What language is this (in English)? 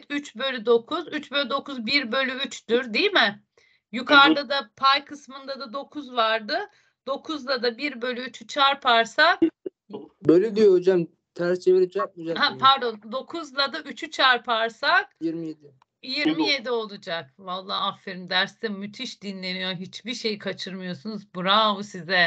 Turkish